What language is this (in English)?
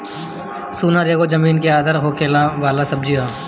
Bhojpuri